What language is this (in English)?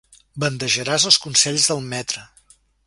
Catalan